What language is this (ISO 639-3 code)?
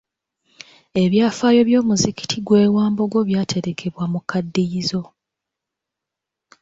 lug